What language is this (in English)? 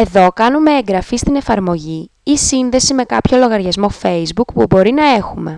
Greek